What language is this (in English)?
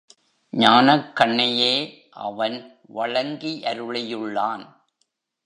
Tamil